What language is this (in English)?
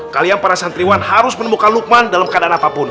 Indonesian